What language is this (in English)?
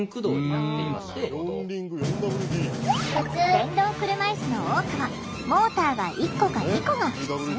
Japanese